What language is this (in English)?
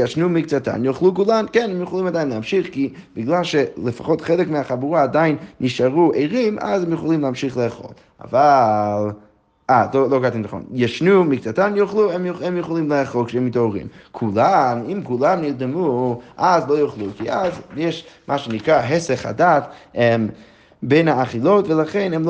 Hebrew